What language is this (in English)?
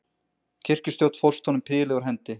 Icelandic